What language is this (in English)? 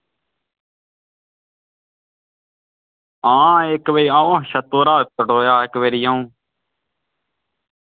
Dogri